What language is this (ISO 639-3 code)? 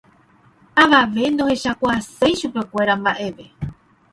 grn